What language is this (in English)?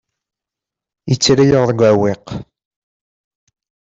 Kabyle